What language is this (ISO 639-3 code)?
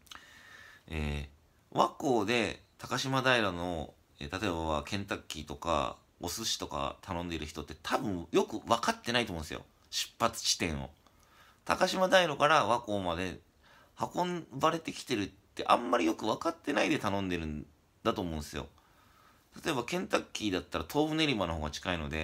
jpn